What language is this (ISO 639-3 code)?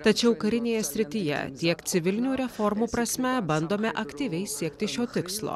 lit